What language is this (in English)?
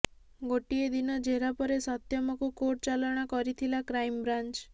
Odia